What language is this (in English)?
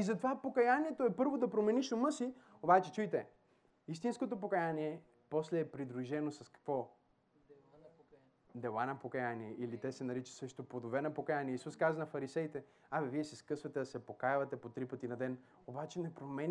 Bulgarian